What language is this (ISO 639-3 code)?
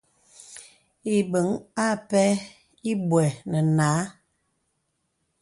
beb